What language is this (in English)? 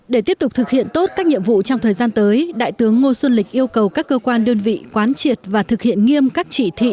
Vietnamese